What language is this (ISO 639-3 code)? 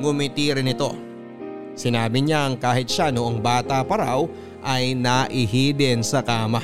fil